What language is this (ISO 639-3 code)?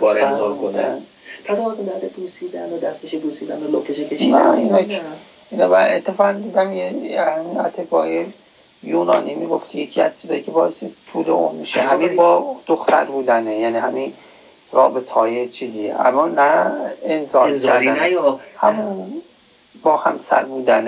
fas